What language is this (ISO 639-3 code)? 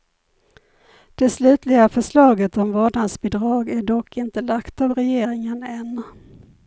swe